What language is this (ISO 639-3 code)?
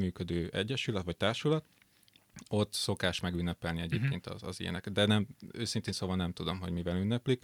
hun